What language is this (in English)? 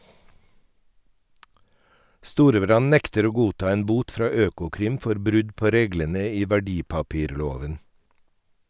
Norwegian